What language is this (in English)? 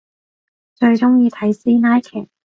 Cantonese